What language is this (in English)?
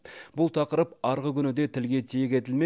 Kazakh